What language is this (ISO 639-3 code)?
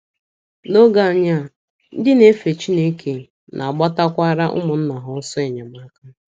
ibo